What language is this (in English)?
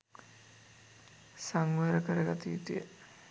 Sinhala